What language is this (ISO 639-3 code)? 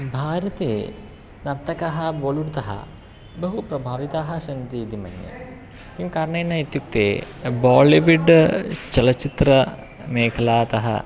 san